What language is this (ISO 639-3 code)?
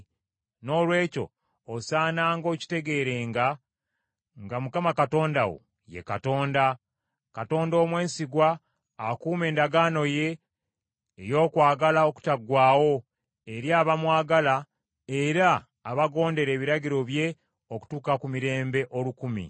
lug